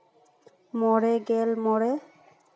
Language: Santali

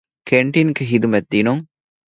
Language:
Divehi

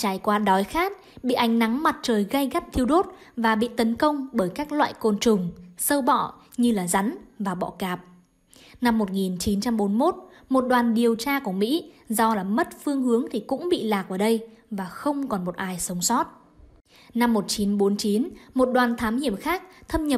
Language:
Vietnamese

